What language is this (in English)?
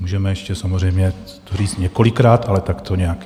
Czech